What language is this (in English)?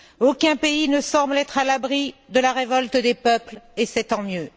French